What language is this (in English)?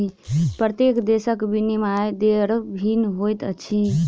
Maithili